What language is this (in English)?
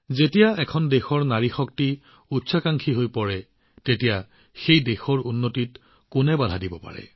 Assamese